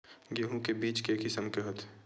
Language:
Chhattisgarhi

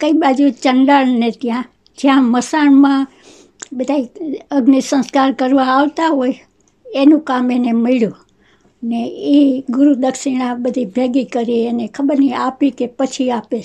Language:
Gujarati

